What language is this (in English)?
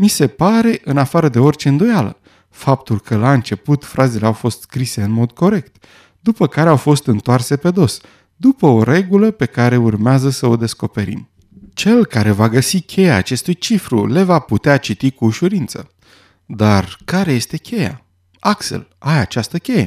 Romanian